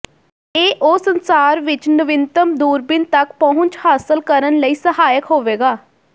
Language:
Punjabi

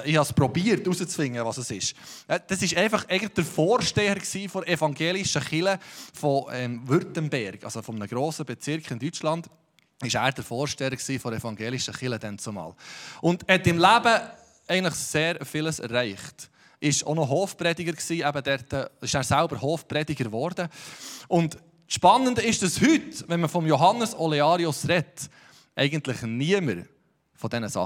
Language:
German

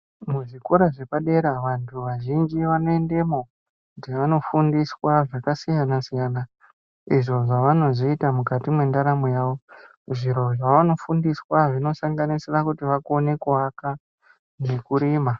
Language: Ndau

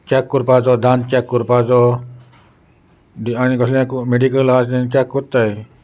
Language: Konkani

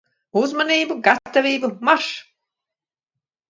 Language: Latvian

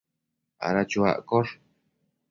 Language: Matsés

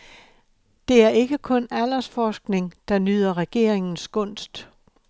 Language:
Danish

